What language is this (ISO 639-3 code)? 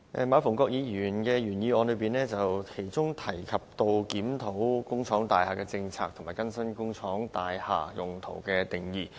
yue